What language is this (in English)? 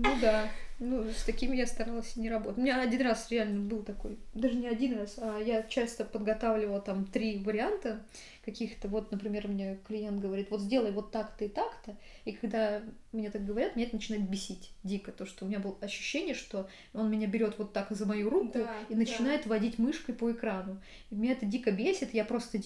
Russian